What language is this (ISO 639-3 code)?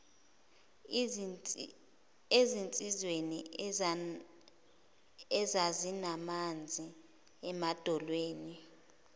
zul